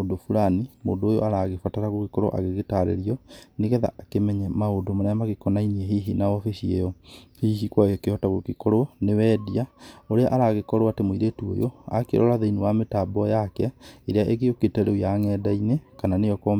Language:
Kikuyu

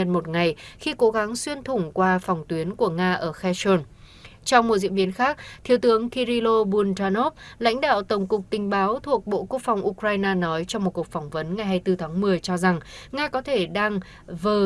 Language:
Vietnamese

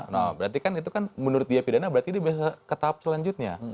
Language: Indonesian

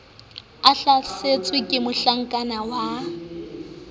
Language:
Southern Sotho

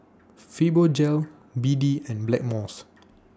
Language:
English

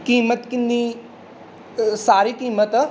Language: Punjabi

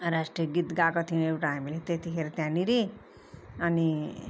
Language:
Nepali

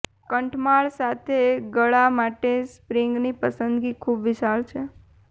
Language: Gujarati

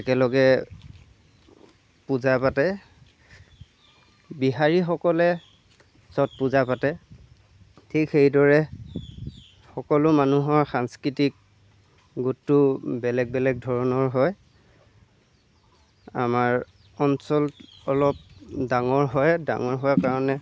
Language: Assamese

